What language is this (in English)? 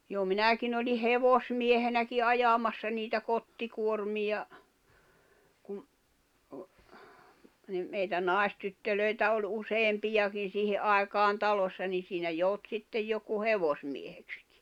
Finnish